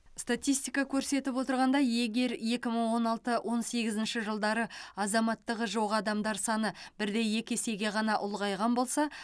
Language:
Kazakh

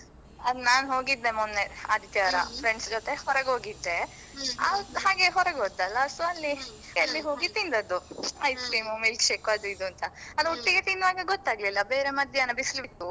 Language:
Kannada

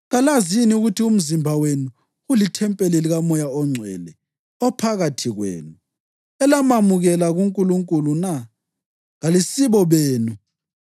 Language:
North Ndebele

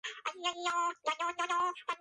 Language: Georgian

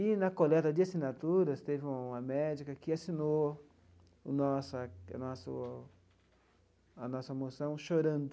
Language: Portuguese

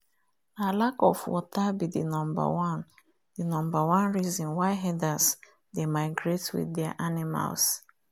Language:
Nigerian Pidgin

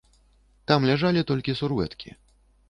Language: Belarusian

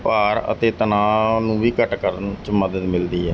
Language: Punjabi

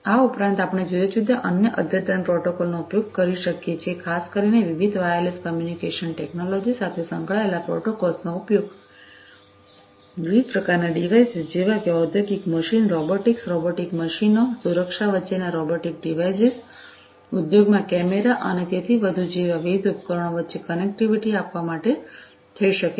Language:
Gujarati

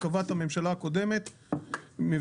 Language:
Hebrew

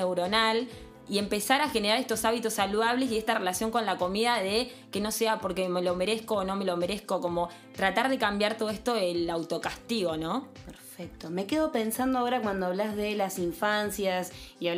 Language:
Spanish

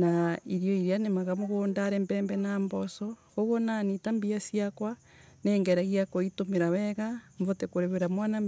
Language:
Embu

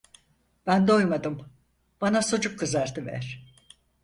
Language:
Turkish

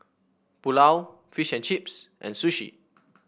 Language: English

